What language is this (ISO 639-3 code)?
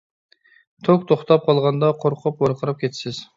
uig